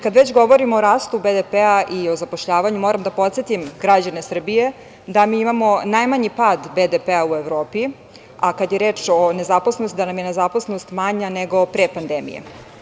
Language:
Serbian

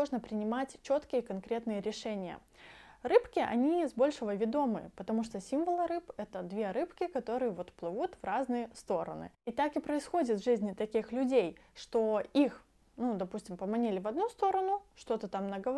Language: Russian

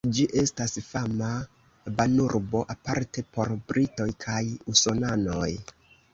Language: Esperanto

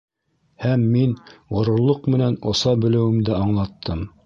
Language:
Bashkir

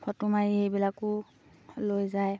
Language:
Assamese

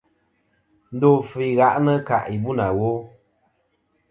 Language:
Kom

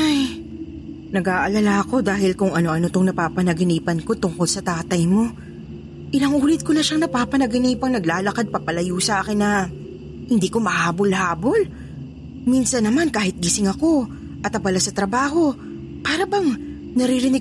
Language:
Filipino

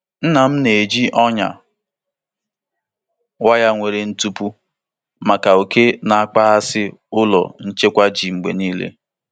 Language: Igbo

